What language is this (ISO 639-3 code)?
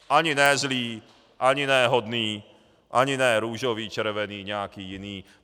ces